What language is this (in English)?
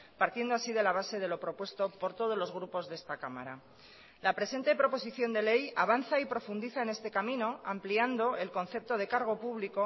Spanish